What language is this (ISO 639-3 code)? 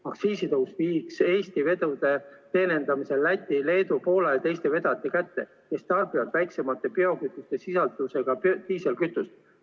est